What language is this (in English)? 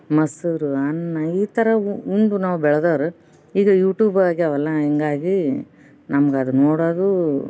Kannada